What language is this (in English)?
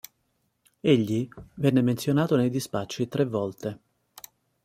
Italian